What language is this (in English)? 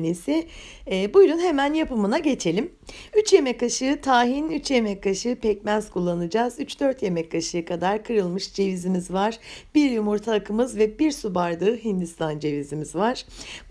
Turkish